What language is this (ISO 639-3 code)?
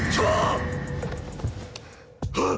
jpn